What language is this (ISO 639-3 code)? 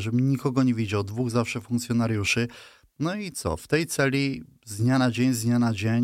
pol